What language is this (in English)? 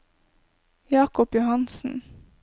Norwegian